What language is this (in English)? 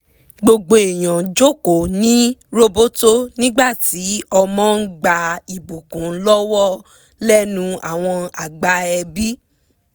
Yoruba